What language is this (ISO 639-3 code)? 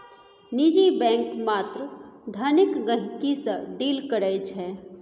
mai